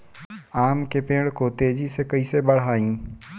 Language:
Bhojpuri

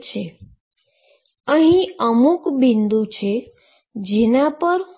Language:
Gujarati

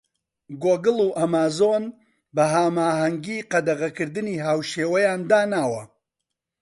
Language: Central Kurdish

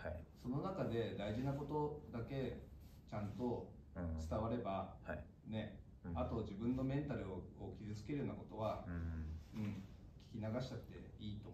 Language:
Japanese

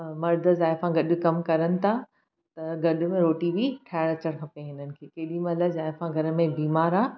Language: Sindhi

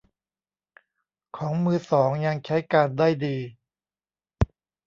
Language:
Thai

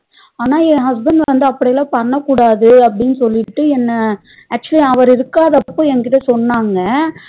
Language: Tamil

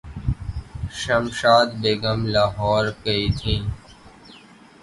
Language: Urdu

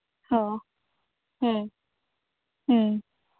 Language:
Santali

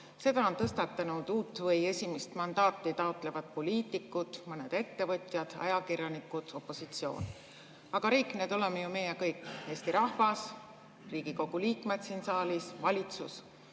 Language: Estonian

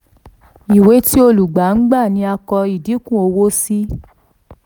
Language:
Yoruba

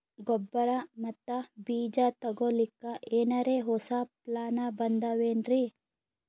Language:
Kannada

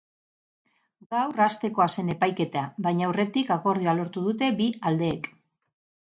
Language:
Basque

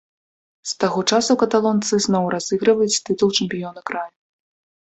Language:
Belarusian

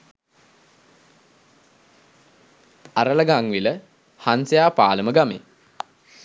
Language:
Sinhala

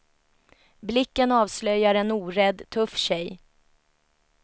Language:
Swedish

